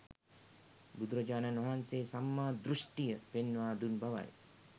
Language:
Sinhala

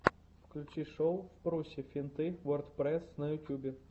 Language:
Russian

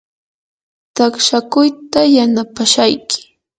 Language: Yanahuanca Pasco Quechua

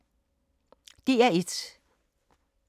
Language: Danish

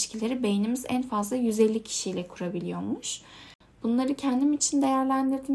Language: Turkish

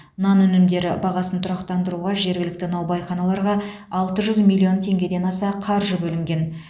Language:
Kazakh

